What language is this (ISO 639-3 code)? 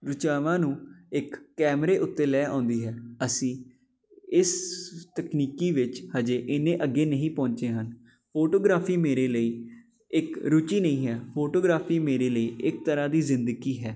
pan